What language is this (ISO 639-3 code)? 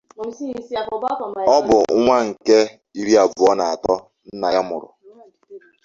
ibo